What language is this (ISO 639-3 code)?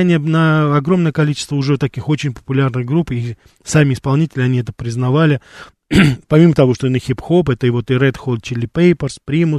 rus